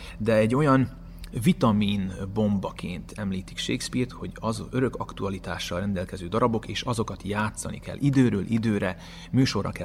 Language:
Hungarian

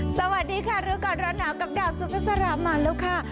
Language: Thai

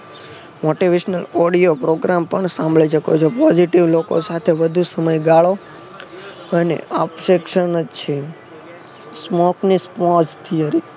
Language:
Gujarati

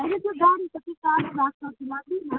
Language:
Nepali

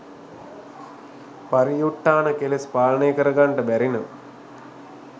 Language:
Sinhala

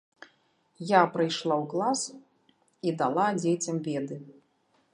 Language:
Belarusian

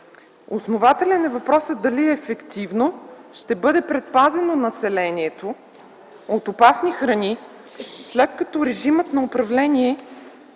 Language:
Bulgarian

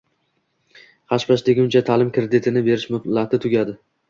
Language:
Uzbek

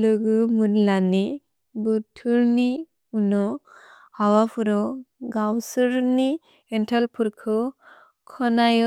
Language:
Bodo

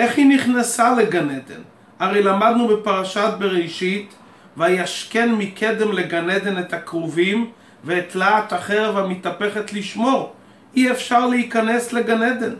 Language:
Hebrew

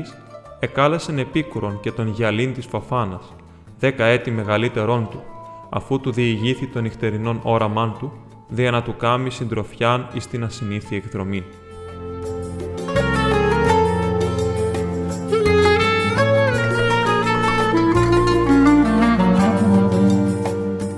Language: Greek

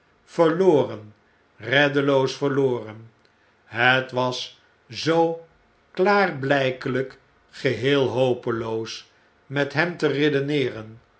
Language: Dutch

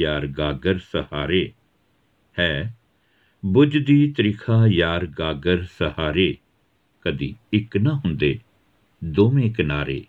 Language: Punjabi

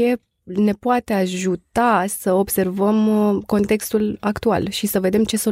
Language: Romanian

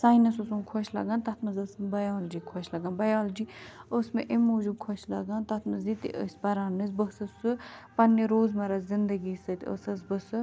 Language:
Kashmiri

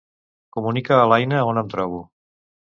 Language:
Catalan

